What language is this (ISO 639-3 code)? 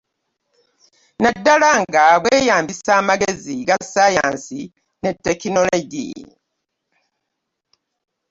lug